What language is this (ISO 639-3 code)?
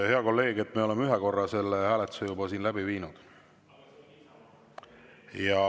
est